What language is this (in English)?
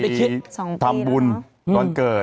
Thai